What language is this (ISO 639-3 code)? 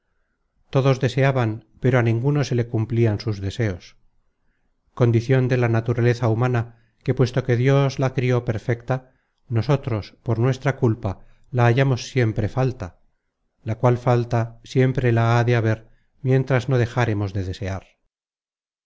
spa